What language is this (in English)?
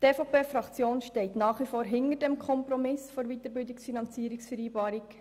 Swiss German